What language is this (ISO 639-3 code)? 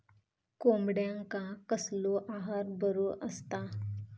mar